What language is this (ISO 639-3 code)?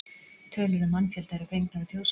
isl